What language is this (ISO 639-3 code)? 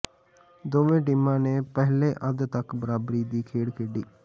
pan